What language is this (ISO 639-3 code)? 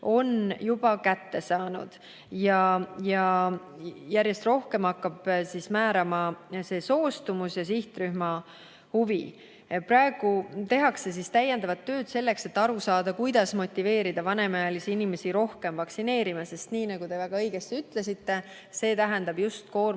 est